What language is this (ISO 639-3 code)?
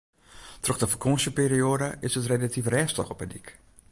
fry